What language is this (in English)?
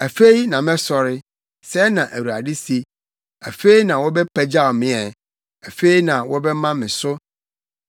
Akan